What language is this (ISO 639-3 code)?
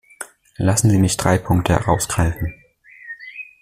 deu